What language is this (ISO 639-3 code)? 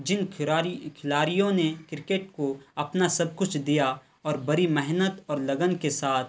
urd